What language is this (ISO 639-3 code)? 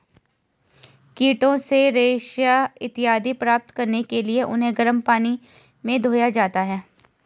hin